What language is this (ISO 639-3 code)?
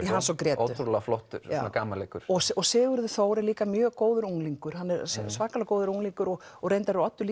isl